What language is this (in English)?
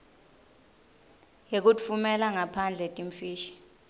Swati